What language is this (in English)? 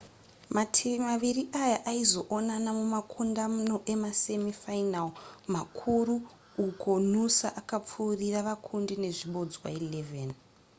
Shona